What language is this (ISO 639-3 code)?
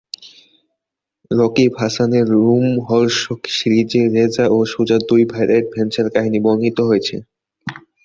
ben